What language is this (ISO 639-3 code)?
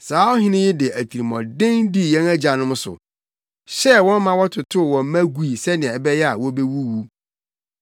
aka